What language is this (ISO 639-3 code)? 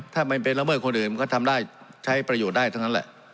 tha